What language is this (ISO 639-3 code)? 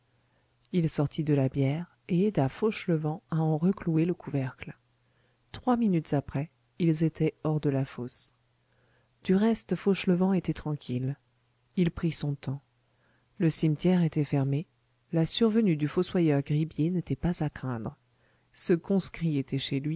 fra